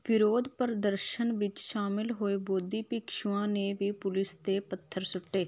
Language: Punjabi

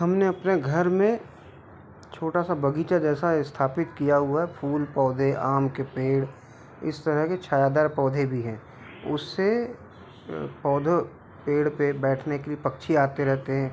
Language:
Hindi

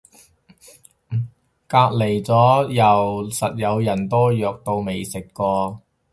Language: Cantonese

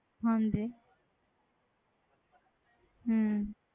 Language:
Punjabi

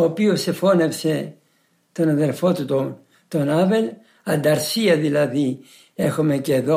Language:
Greek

